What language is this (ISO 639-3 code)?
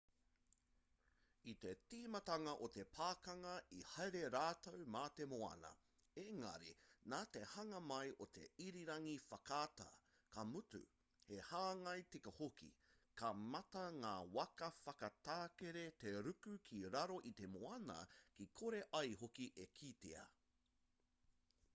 mri